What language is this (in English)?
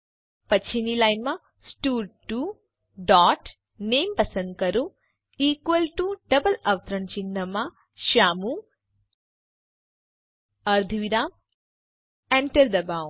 Gujarati